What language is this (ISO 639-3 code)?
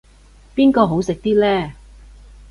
yue